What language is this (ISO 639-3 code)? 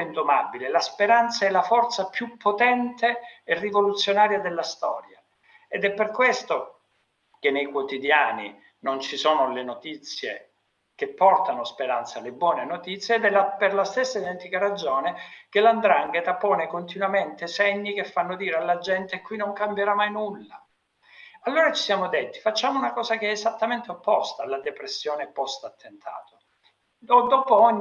ita